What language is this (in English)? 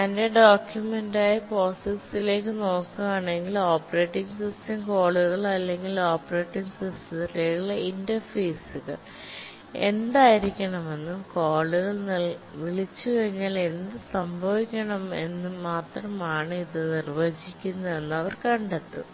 Malayalam